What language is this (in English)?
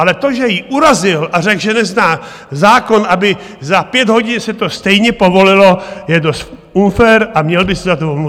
Czech